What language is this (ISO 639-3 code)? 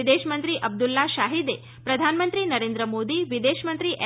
guj